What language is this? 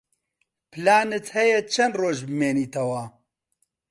Central Kurdish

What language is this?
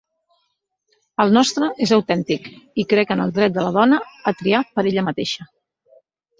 Catalan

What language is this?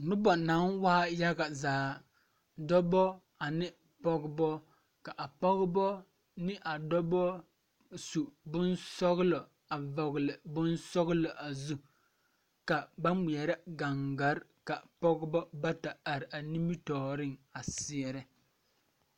Southern Dagaare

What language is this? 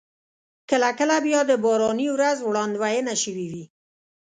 Pashto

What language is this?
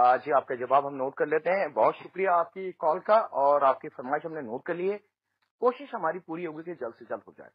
Hindi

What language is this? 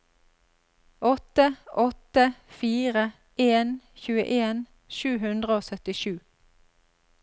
Norwegian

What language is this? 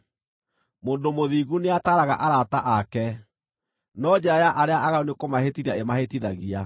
Kikuyu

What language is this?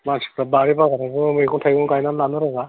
Bodo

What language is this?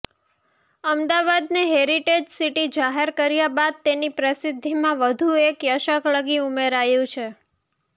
Gujarati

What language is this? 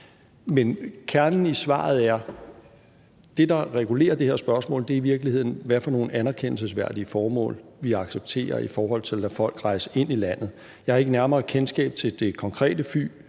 Danish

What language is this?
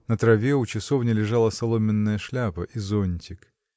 Russian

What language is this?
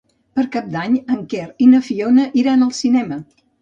Catalan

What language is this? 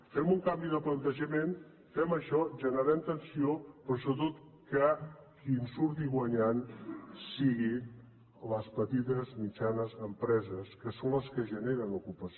Catalan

